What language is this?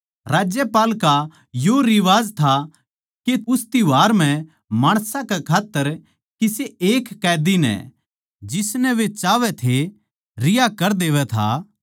Haryanvi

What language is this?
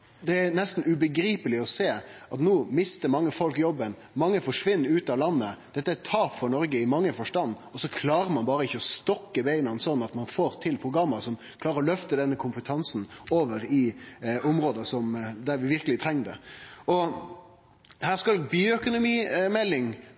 Norwegian Nynorsk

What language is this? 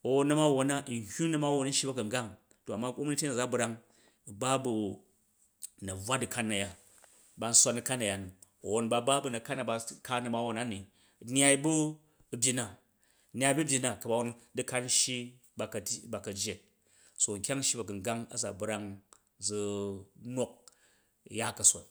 Jju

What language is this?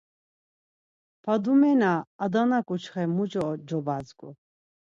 Laz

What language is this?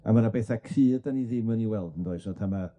Welsh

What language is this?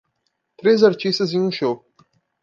Portuguese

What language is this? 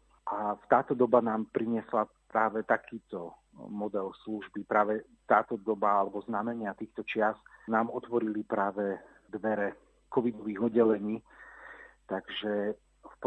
Slovak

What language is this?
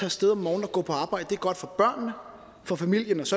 Danish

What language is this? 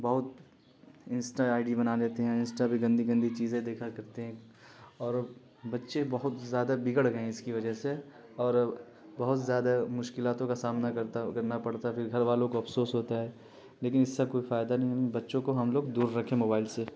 Urdu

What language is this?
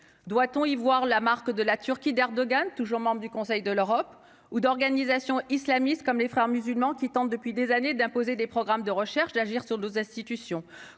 French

